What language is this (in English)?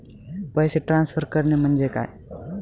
Marathi